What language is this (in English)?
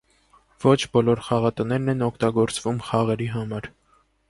Armenian